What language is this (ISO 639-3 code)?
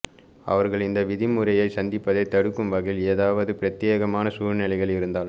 tam